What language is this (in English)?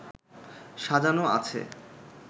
Bangla